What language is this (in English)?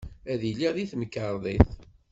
Kabyle